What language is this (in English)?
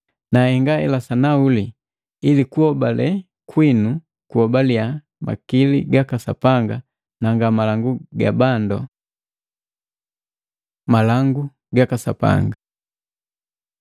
Matengo